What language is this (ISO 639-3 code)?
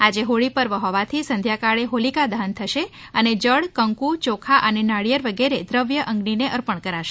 guj